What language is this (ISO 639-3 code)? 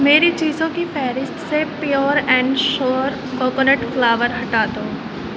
urd